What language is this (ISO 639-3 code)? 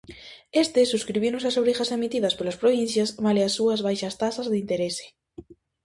glg